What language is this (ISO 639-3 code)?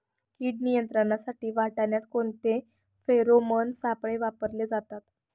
mar